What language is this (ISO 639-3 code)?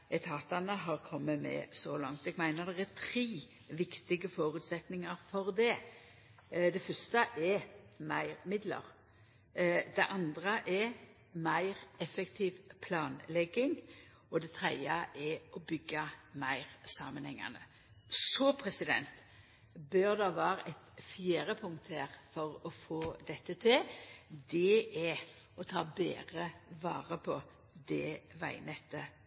nno